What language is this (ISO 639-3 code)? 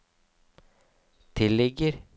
nor